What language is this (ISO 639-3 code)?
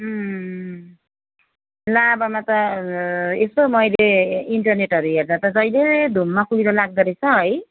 nep